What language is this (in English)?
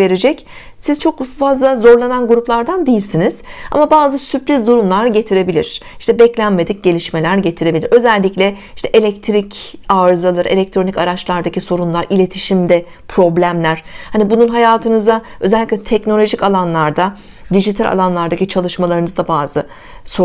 Turkish